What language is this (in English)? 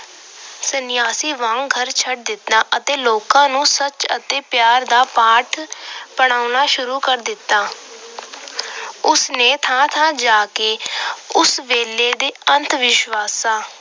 Punjabi